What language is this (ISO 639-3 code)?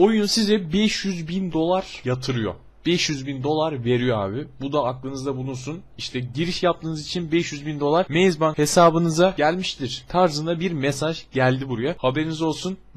tur